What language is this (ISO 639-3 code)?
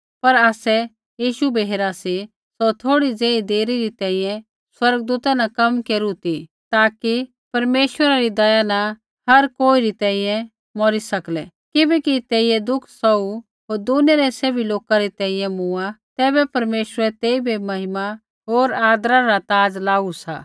kfx